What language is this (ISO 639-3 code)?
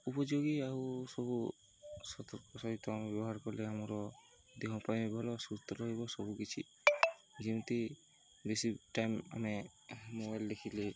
ori